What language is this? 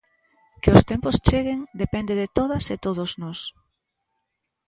Galician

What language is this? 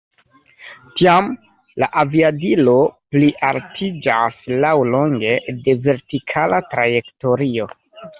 Esperanto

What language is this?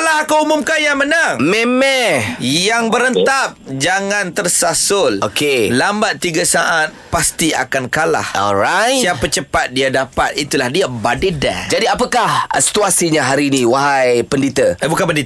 Malay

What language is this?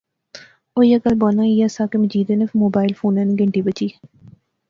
Pahari-Potwari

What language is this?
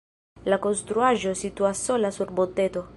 Esperanto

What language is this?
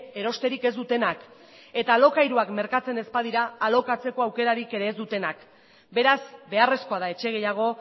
Basque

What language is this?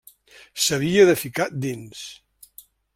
Catalan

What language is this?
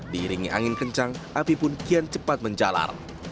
Indonesian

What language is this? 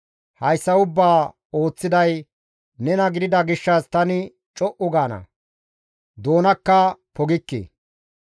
Gamo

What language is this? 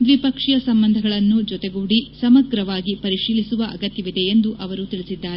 Kannada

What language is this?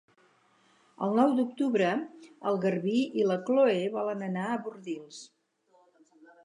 Catalan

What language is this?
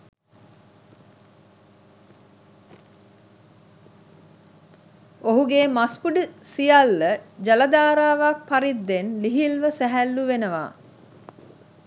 Sinhala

